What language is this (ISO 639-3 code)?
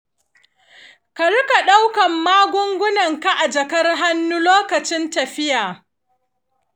hau